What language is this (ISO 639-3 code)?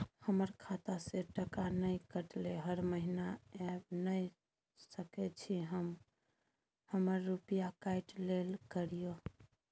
mai